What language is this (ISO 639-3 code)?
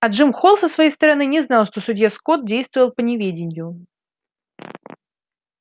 rus